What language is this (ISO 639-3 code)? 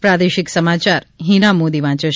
guj